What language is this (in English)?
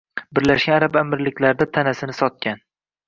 Uzbek